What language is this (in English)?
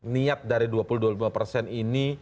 Indonesian